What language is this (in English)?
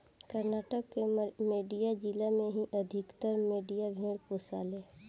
Bhojpuri